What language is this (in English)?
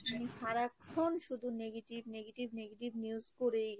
Bangla